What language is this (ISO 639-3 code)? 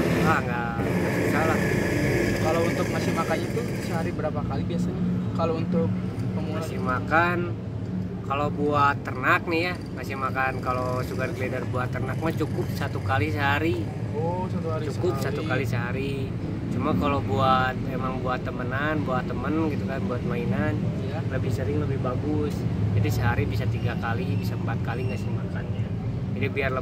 ind